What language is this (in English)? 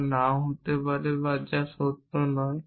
Bangla